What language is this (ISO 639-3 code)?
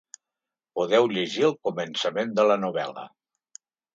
cat